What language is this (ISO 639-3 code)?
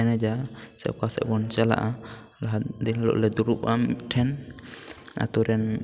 sat